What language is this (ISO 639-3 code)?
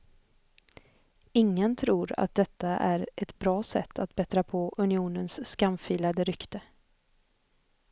swe